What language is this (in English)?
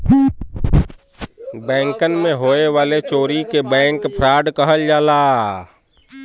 Bhojpuri